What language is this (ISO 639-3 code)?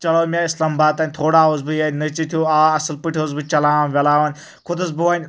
kas